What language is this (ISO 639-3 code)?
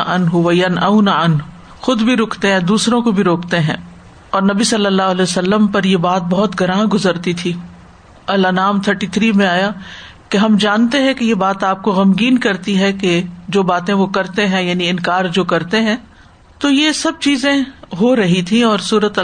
urd